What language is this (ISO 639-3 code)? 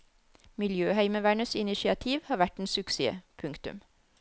nor